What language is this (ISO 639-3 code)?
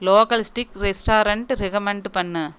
tam